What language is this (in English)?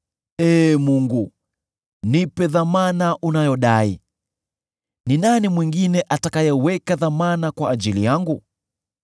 Swahili